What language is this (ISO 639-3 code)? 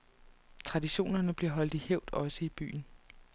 dan